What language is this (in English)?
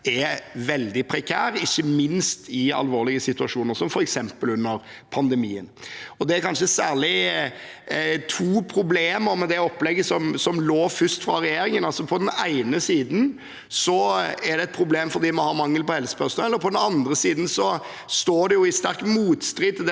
Norwegian